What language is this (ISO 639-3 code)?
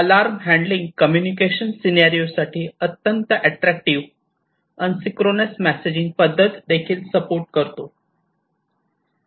mar